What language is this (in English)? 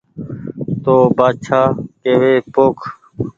Goaria